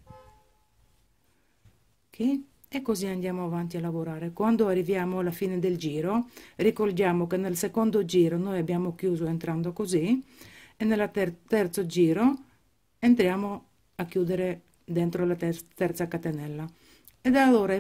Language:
Italian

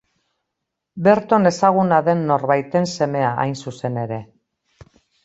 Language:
Basque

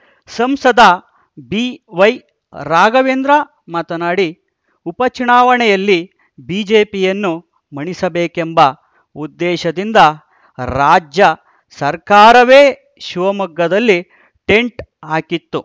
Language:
Kannada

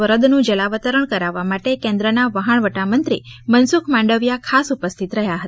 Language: Gujarati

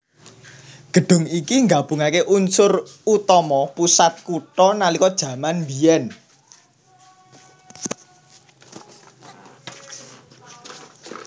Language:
Javanese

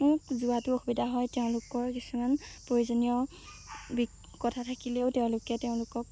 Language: Assamese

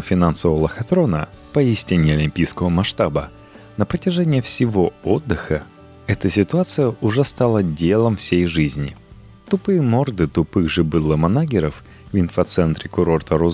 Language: Russian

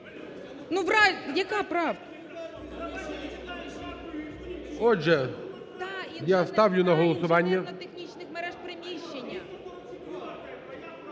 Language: Ukrainian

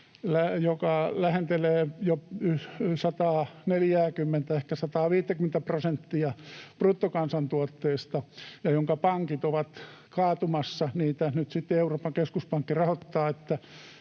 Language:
Finnish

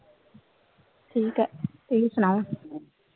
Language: Punjabi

